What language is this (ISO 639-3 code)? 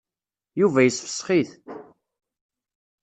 kab